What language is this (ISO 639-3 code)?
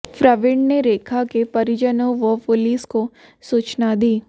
hin